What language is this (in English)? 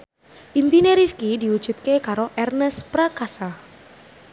Javanese